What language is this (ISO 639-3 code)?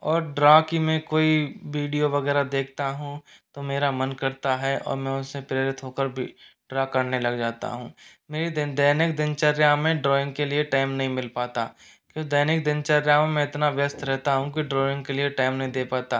hin